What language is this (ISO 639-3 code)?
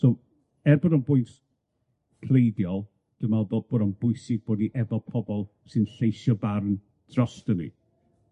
cym